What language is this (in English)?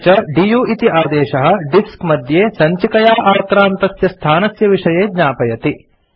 Sanskrit